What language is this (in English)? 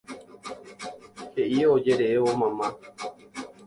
Guarani